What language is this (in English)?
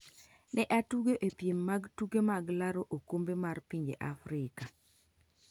Luo (Kenya and Tanzania)